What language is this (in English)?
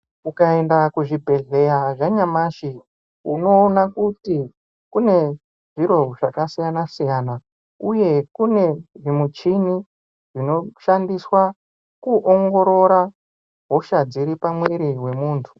Ndau